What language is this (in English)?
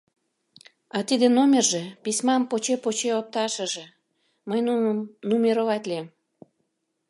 Mari